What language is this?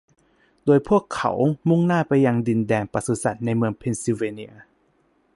Thai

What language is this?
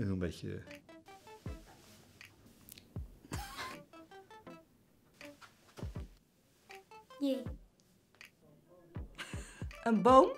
Dutch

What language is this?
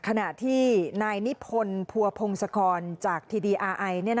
Thai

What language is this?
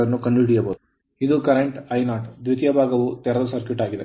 Kannada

